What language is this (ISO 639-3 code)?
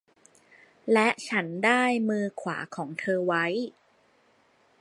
tha